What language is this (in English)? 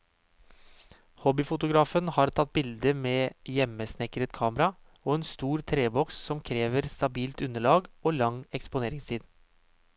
Norwegian